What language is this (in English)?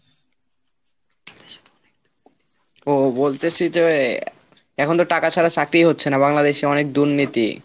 Bangla